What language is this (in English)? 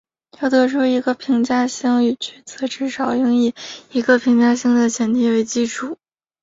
Chinese